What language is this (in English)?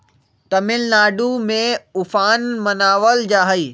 Magahi